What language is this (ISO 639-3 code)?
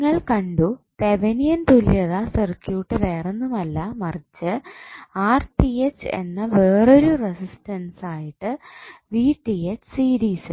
mal